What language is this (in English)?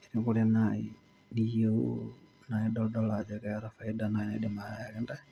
Masai